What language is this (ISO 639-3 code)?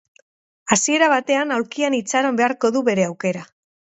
eus